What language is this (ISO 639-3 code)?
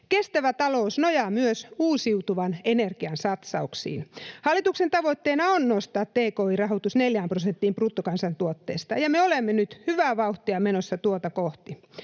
fin